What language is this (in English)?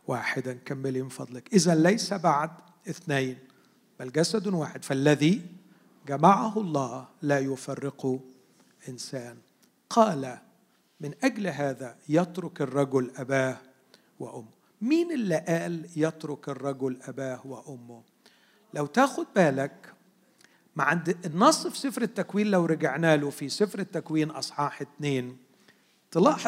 Arabic